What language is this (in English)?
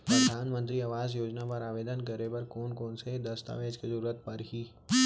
Chhattisgarhi